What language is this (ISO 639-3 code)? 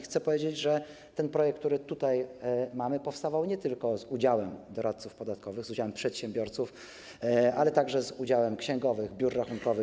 pol